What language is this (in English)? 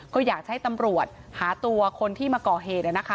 Thai